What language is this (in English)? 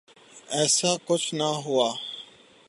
Urdu